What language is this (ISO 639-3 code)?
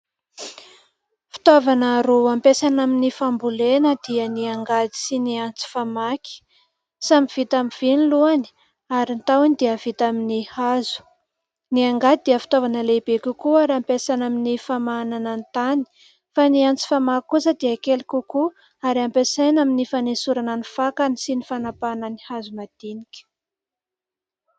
mlg